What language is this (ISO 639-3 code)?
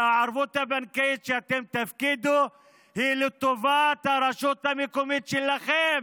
heb